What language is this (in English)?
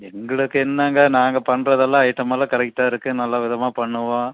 Tamil